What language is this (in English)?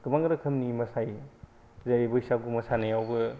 Bodo